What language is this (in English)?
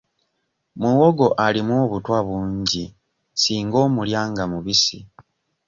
Ganda